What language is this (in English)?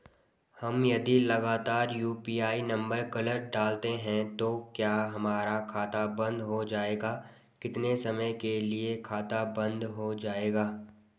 Hindi